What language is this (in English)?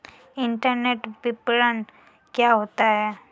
Hindi